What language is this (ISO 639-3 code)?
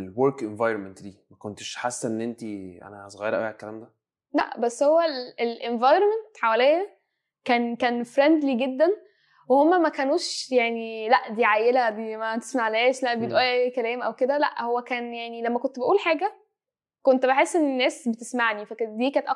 ara